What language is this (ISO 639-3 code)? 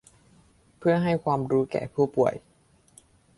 tha